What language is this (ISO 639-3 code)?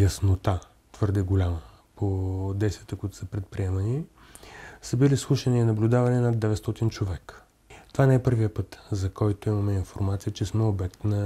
bul